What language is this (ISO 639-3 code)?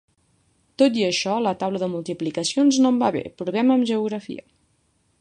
cat